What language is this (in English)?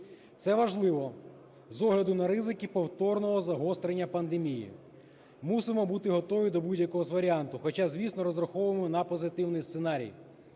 Ukrainian